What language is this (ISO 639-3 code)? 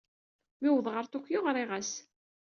kab